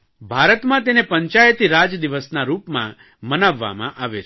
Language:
Gujarati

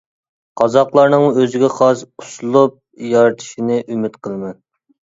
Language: Uyghur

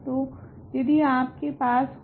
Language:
Hindi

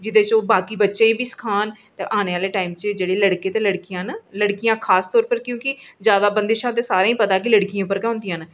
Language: Dogri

